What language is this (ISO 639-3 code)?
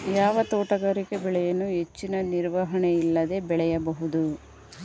kan